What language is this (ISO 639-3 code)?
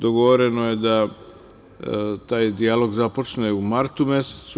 srp